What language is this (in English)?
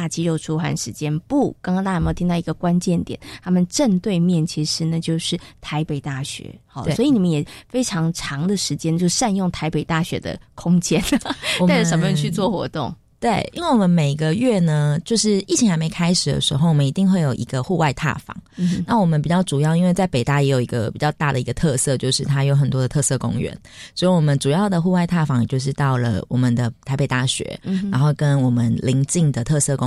Chinese